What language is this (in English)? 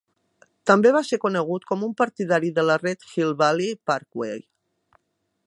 Catalan